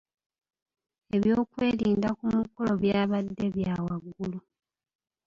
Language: Ganda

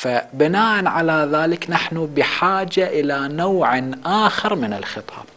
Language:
Arabic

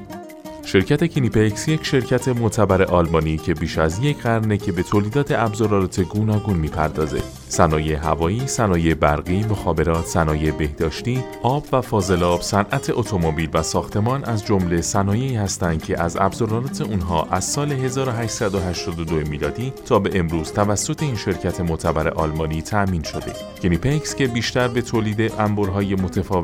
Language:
Persian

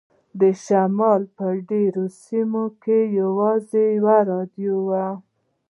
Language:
Pashto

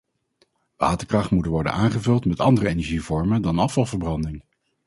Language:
Dutch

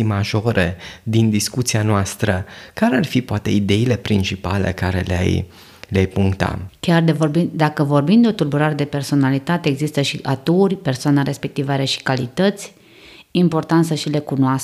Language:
Romanian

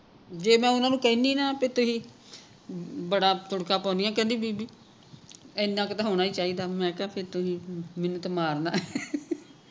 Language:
Punjabi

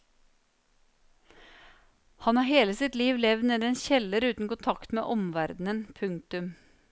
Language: Norwegian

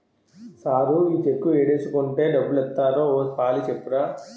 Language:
Telugu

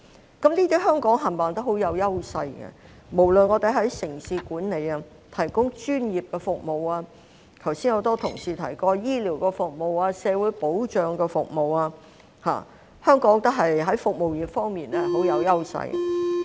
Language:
Cantonese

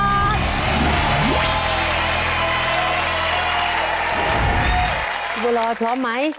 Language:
Thai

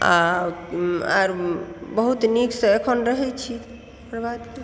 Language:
Maithili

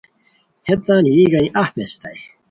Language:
Khowar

